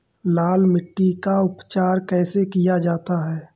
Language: Hindi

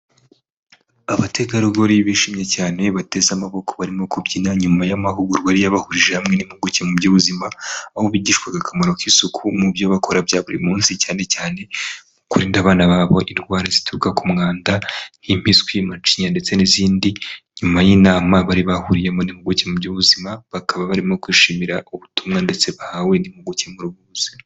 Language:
Kinyarwanda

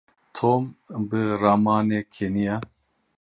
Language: Kurdish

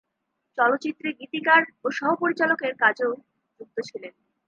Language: Bangla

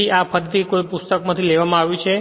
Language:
Gujarati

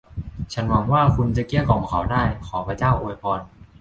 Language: Thai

